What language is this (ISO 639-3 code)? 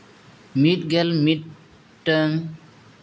sat